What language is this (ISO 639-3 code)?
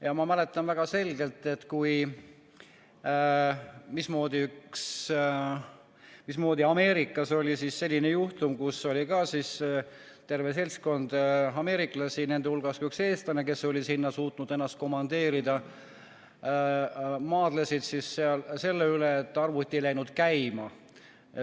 est